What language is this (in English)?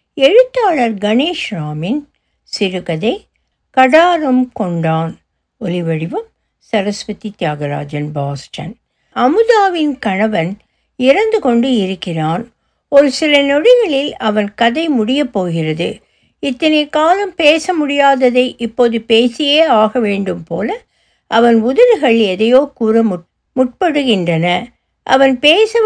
Tamil